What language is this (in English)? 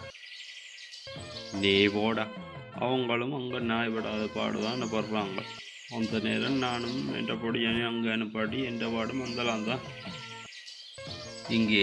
Tamil